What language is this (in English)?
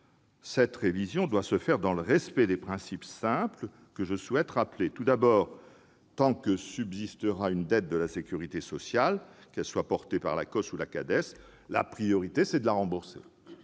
French